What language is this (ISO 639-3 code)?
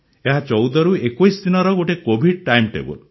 ori